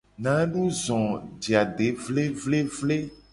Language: Gen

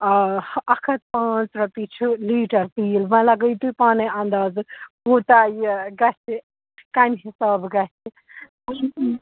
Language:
Kashmiri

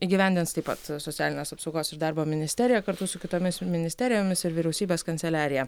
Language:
Lithuanian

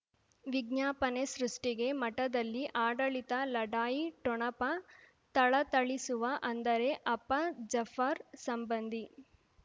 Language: Kannada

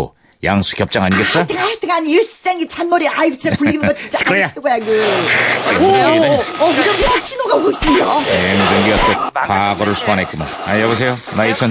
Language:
Korean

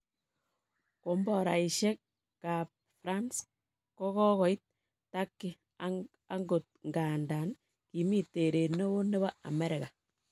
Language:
Kalenjin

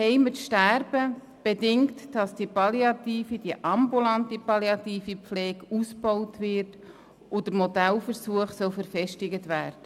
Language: Swiss German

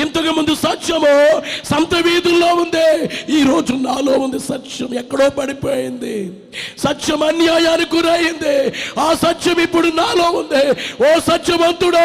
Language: Telugu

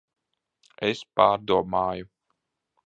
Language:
Latvian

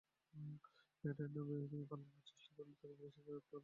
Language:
Bangla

